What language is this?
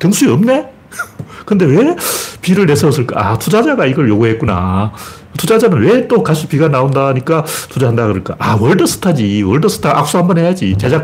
Korean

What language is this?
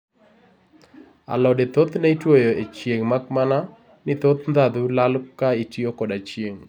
Luo (Kenya and Tanzania)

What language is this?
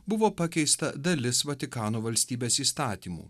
Lithuanian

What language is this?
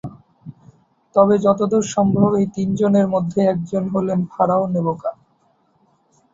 Bangla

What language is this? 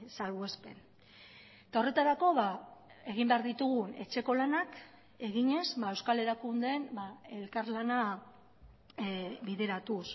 Basque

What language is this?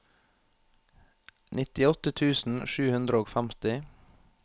Norwegian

